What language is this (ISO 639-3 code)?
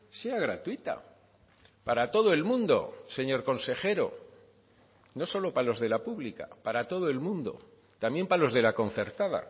spa